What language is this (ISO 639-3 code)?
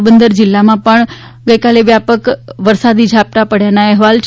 guj